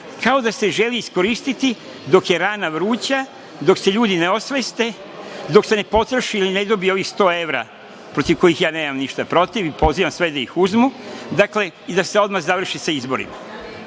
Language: Serbian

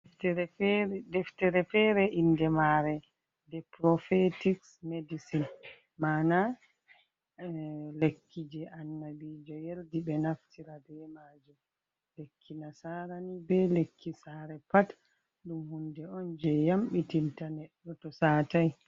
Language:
Fula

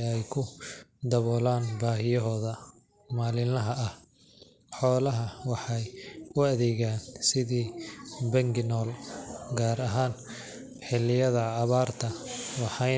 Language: Somali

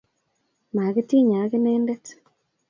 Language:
Kalenjin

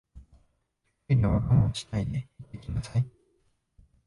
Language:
Japanese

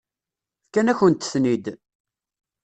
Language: Kabyle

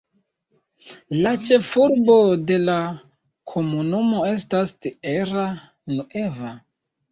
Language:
Esperanto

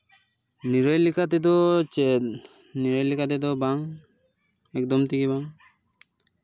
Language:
Santali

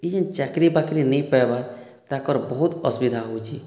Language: Odia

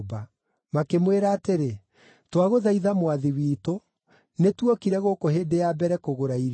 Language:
Kikuyu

